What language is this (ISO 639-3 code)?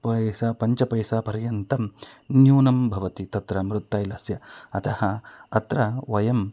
san